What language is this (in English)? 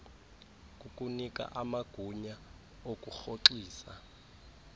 Xhosa